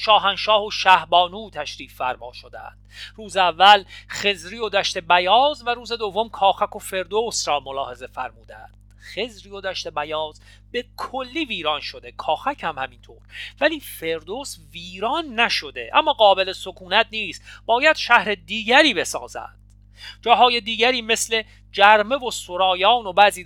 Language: Persian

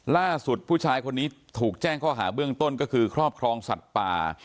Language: Thai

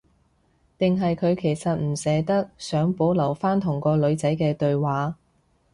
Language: Cantonese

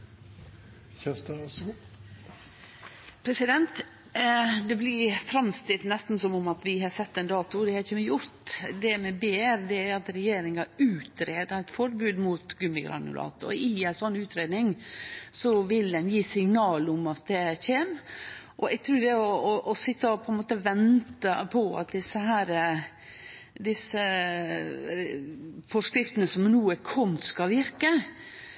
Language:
Norwegian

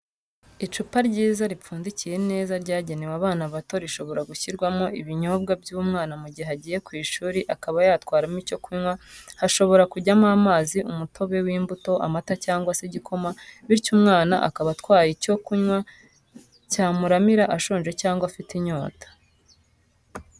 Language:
Kinyarwanda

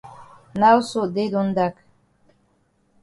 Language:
Cameroon Pidgin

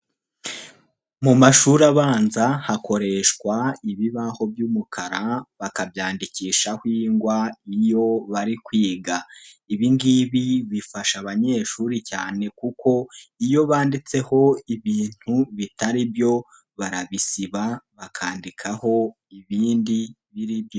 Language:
Kinyarwanda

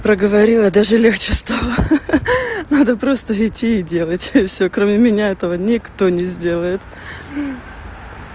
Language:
Russian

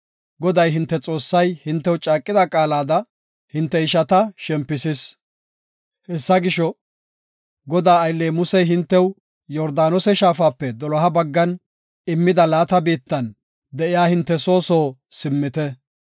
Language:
Gofa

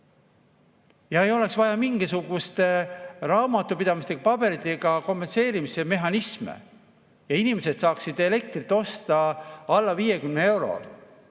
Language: Estonian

